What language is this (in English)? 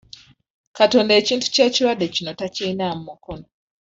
Ganda